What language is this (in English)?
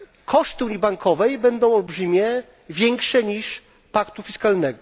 Polish